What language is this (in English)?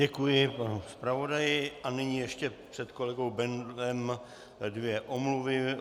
Czech